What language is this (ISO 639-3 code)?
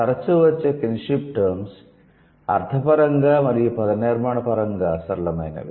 tel